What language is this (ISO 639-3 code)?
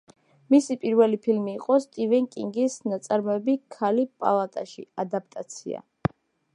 kat